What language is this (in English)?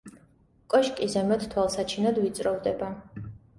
Georgian